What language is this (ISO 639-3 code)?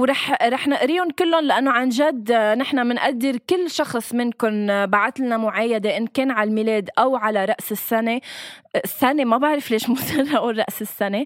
ara